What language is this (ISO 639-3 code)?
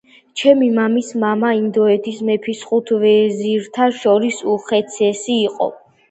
kat